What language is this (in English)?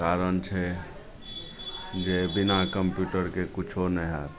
Maithili